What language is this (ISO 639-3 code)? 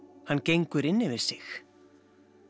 isl